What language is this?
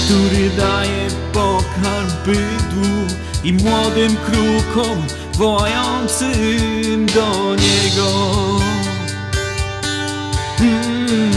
Polish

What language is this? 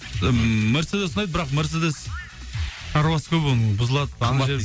Kazakh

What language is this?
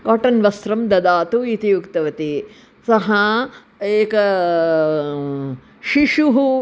Sanskrit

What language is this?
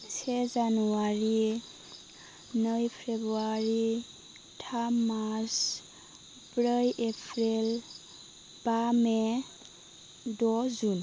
Bodo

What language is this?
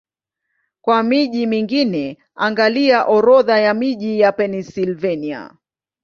Swahili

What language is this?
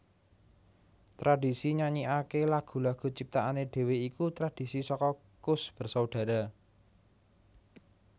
Javanese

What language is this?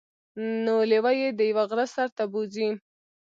Pashto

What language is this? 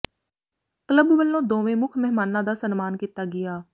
Punjabi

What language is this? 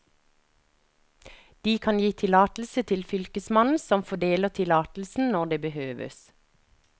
Norwegian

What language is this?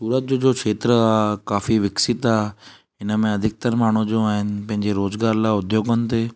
Sindhi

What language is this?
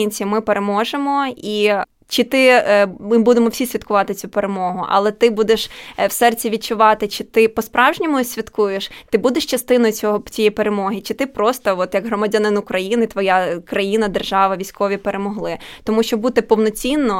Ukrainian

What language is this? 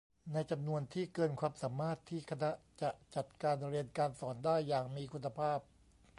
Thai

